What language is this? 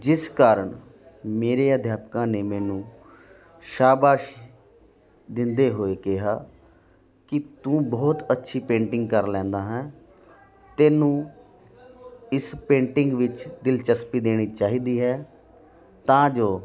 Punjabi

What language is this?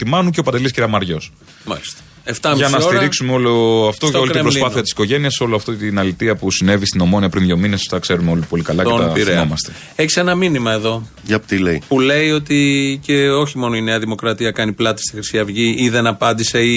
Greek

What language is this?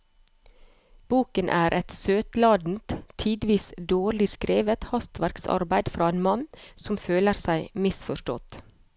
Norwegian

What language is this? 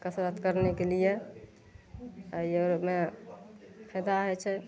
Maithili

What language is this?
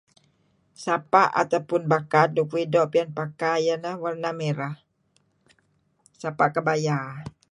Kelabit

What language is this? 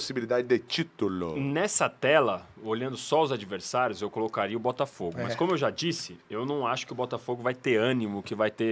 Portuguese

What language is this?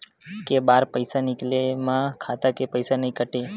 Chhattisgarhi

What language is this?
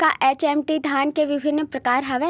Chhattisgarhi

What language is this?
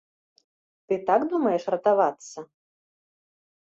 Belarusian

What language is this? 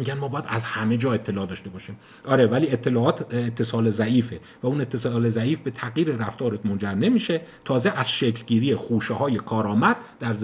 Persian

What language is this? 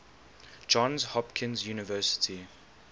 English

